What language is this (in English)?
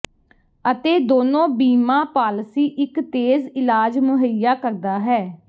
Punjabi